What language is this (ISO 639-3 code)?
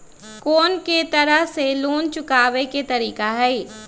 mag